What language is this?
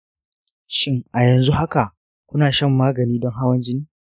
Hausa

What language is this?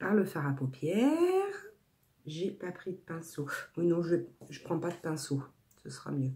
French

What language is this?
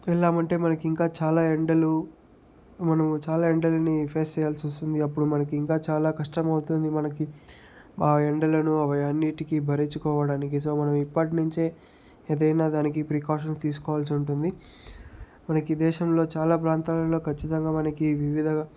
Telugu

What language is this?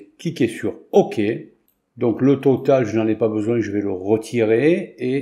French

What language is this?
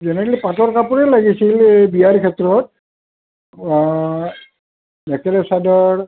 Assamese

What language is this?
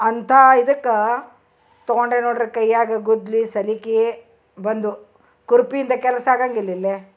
Kannada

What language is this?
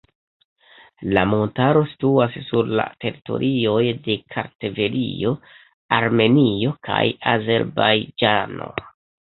Esperanto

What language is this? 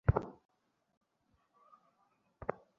Bangla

